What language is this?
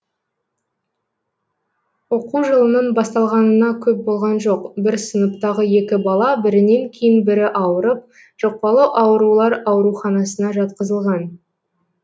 Kazakh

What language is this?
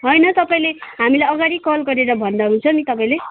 Nepali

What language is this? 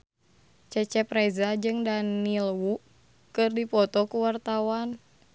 Sundanese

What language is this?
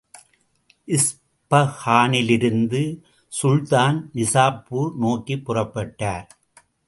Tamil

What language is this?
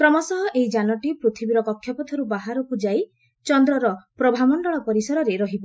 Odia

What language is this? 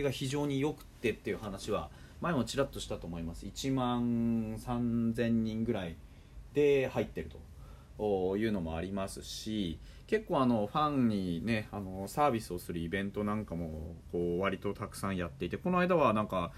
Japanese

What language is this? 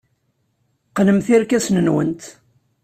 Kabyle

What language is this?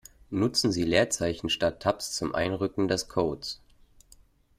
German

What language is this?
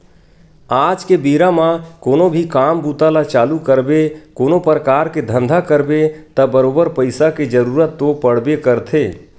Chhattisgarhi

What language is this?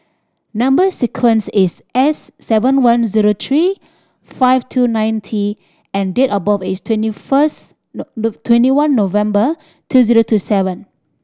English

